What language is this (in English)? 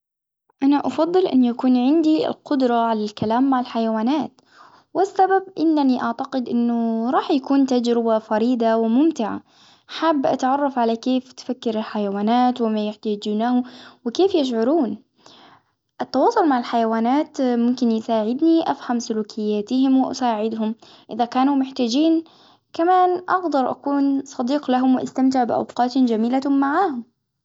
Hijazi Arabic